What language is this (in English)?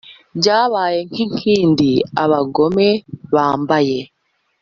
Kinyarwanda